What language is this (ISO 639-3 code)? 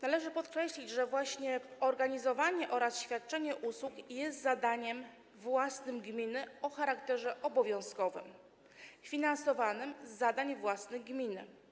pol